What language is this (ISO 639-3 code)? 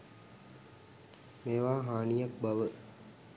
sin